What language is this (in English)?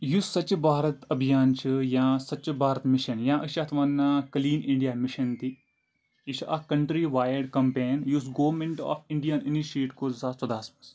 Kashmiri